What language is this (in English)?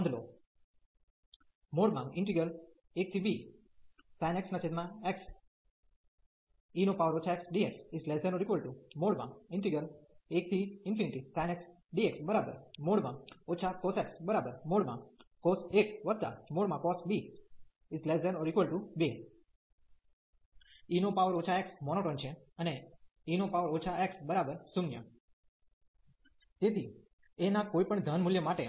Gujarati